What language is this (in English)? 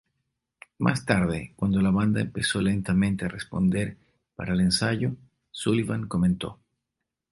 Spanish